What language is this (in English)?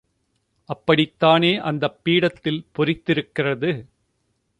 Tamil